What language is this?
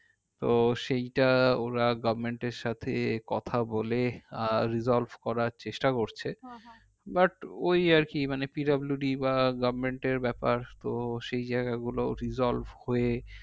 Bangla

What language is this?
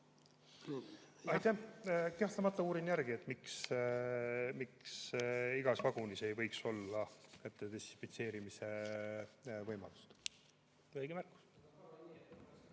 Estonian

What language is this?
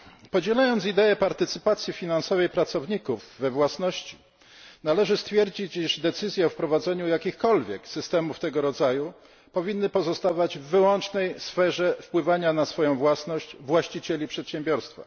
Polish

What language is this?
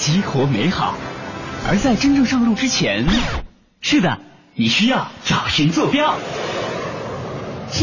Chinese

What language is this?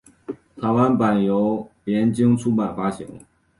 Chinese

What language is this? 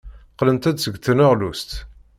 Kabyle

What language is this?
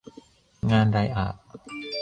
Thai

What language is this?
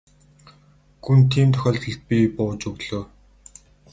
Mongolian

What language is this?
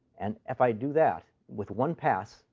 English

